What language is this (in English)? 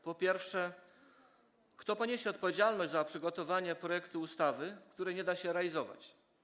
Polish